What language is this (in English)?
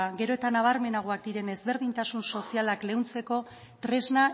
Basque